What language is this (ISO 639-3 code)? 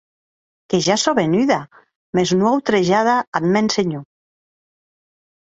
oci